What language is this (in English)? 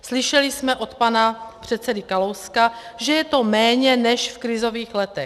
Czech